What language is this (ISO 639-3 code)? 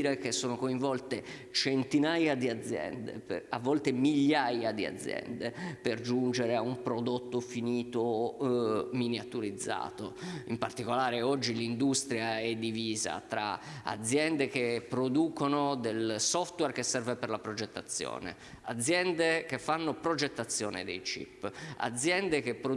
ita